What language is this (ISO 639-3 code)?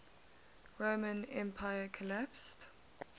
eng